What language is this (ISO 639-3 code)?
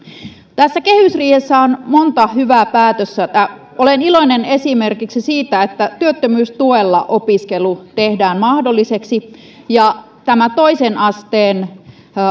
fin